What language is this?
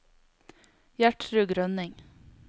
Norwegian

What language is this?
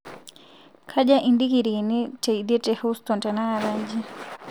Masai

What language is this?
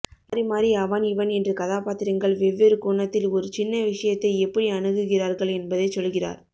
Tamil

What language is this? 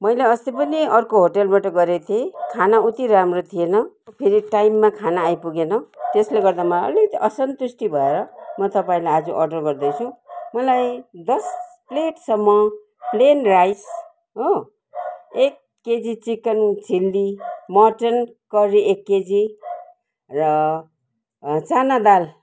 Nepali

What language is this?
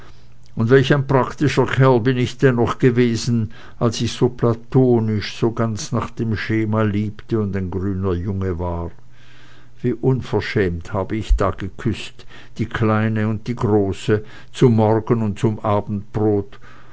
German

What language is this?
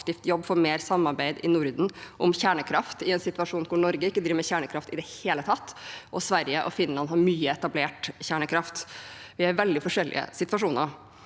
Norwegian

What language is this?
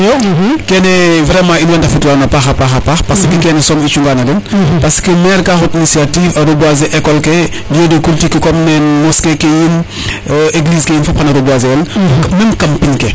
Serer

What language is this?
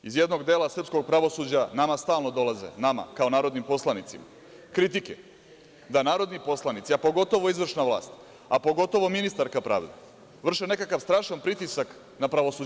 Serbian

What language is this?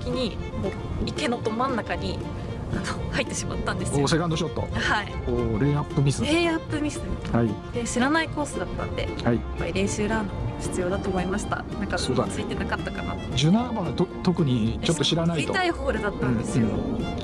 Japanese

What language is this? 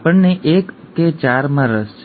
Gujarati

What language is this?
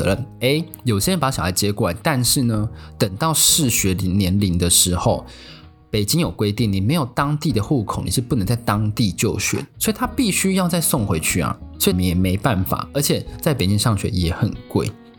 Chinese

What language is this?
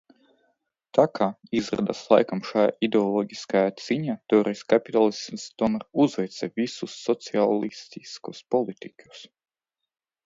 Latvian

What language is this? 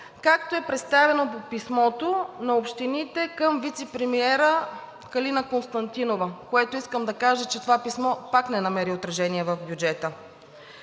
Bulgarian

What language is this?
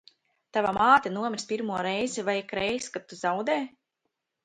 Latvian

